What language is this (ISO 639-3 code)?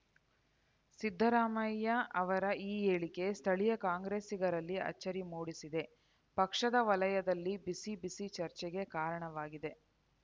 kan